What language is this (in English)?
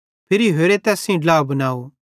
Bhadrawahi